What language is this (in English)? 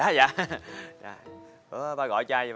Vietnamese